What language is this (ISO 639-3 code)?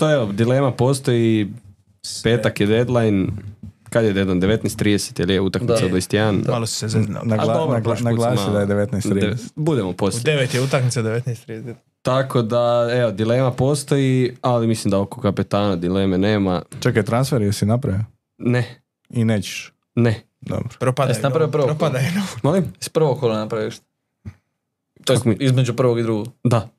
hrv